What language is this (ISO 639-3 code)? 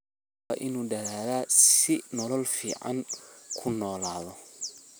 som